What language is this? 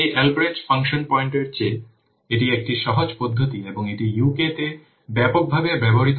Bangla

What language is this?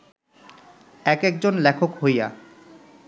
Bangla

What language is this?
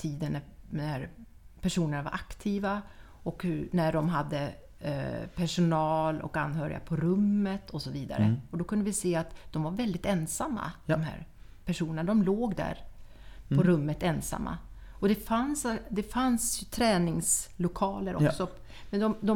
Swedish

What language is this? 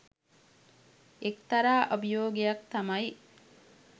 Sinhala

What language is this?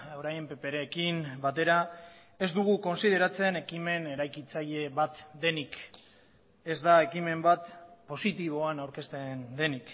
Basque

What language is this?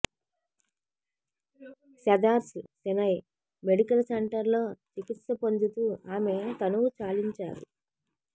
Telugu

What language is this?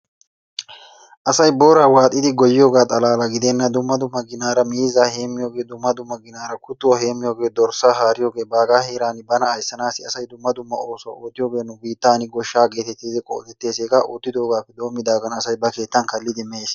Wolaytta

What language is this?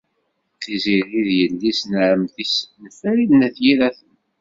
Kabyle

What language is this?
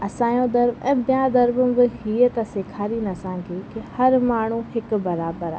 Sindhi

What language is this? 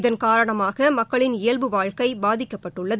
Tamil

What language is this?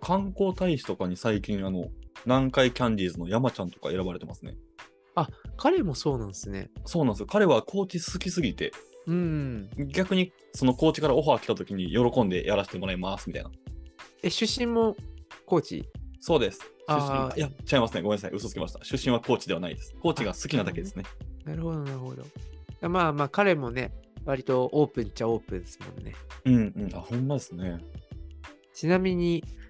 Japanese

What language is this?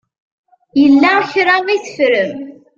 Kabyle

